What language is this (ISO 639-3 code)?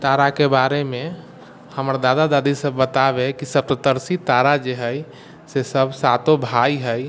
mai